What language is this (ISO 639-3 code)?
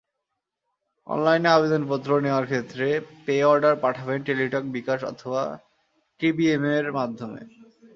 ben